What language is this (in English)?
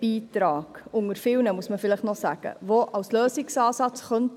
Swiss German